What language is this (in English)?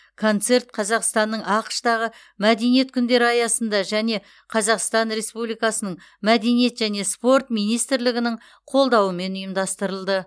Kazakh